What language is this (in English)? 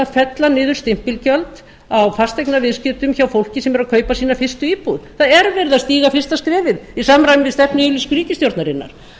Icelandic